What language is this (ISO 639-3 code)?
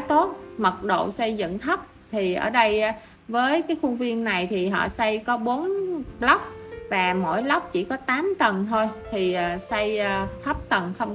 vie